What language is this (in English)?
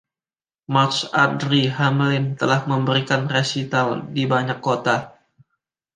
Indonesian